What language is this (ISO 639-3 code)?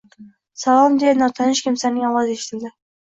uzb